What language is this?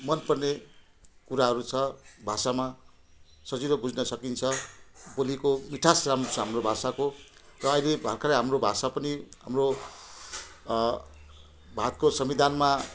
Nepali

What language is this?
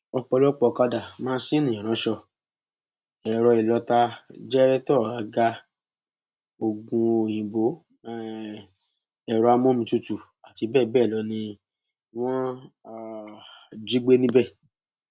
Yoruba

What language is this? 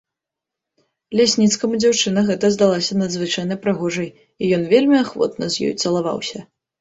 Belarusian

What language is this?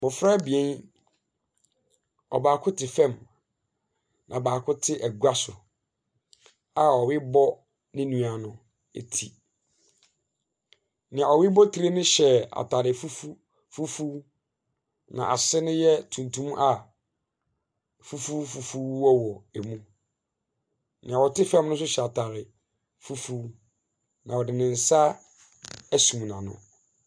Akan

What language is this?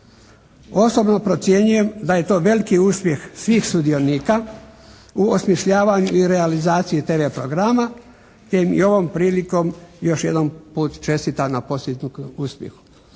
Croatian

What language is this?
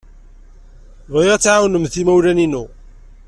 Kabyle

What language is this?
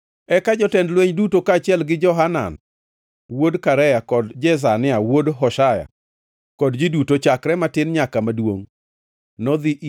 Luo (Kenya and Tanzania)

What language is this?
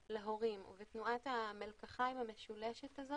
Hebrew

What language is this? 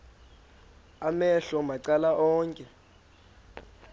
Xhosa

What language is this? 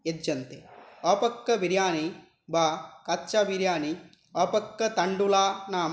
Sanskrit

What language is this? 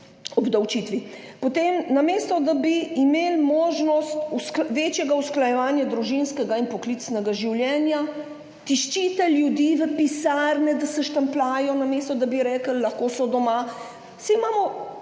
Slovenian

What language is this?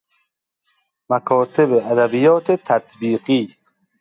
Persian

